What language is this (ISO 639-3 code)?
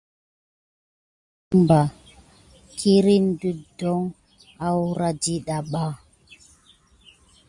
gid